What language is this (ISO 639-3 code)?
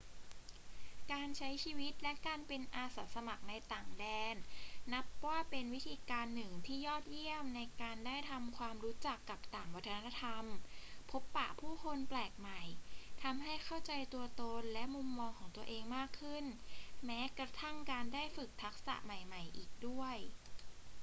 tha